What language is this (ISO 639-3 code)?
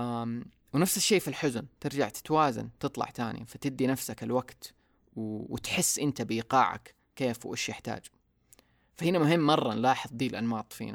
ara